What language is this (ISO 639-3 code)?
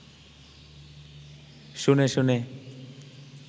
ben